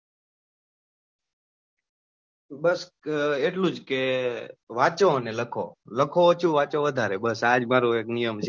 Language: Gujarati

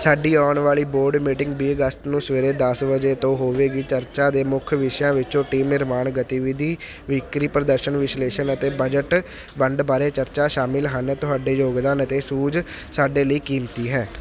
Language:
Punjabi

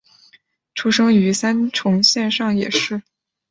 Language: Chinese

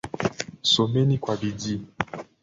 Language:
Swahili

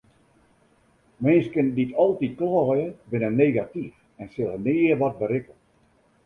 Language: Western Frisian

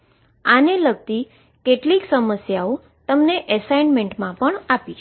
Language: Gujarati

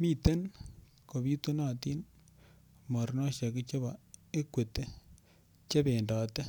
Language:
Kalenjin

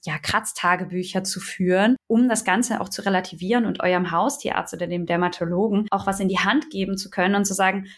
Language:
German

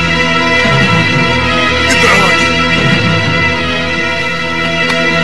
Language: Indonesian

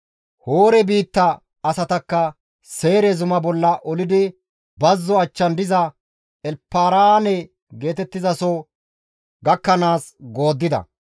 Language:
Gamo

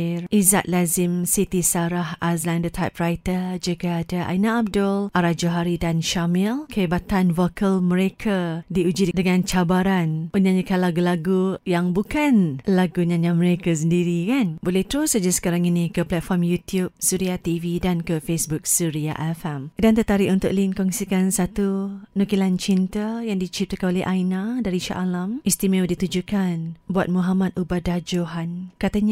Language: Malay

